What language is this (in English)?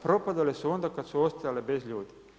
Croatian